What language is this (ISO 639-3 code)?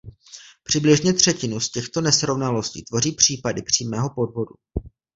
ces